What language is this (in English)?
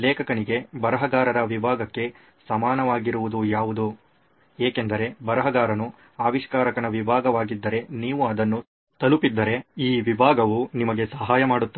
Kannada